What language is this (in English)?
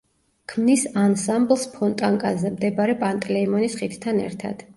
Georgian